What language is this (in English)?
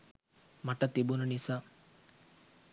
Sinhala